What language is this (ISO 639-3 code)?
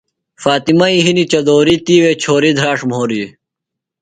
phl